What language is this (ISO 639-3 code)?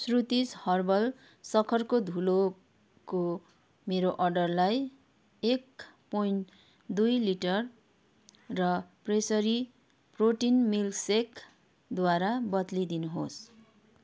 nep